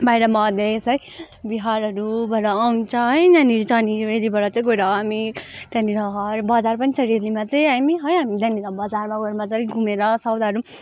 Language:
Nepali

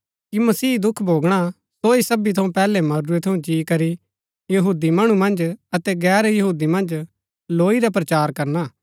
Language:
Gaddi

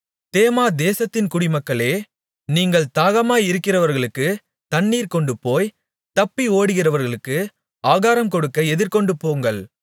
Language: Tamil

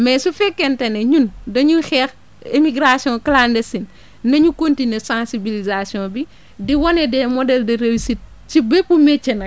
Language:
Wolof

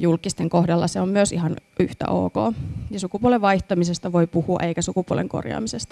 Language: Finnish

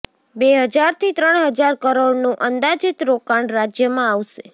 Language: Gujarati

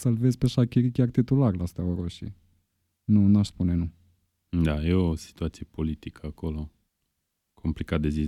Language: Romanian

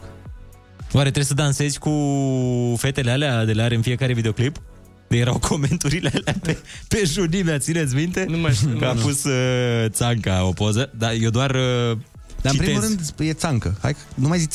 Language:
Romanian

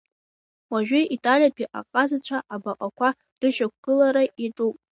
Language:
Abkhazian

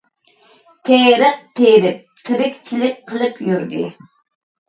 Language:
Uyghur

